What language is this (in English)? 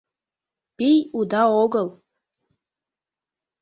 Mari